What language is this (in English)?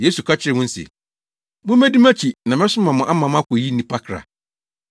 Akan